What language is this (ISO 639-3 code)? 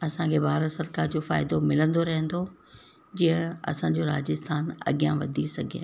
snd